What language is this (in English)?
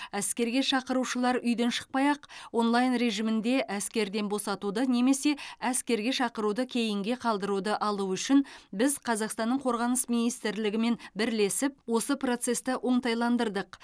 Kazakh